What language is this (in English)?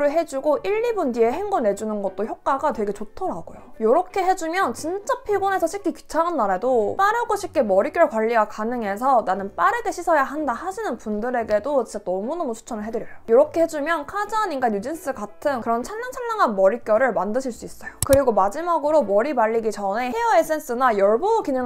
Korean